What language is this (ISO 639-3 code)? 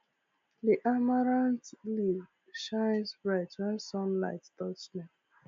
pcm